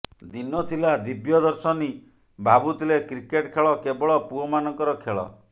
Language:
Odia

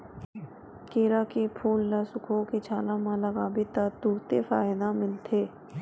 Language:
Chhattisgarhi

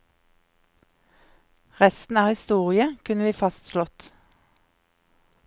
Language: Norwegian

